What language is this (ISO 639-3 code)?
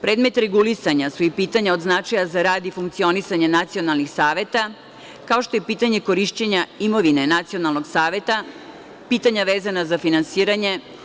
srp